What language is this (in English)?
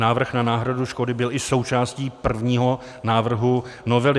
Czech